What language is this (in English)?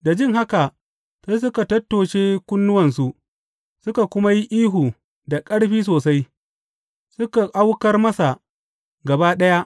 Hausa